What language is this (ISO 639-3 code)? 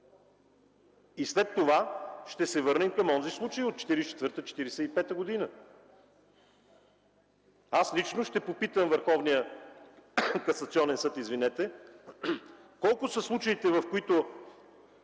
bul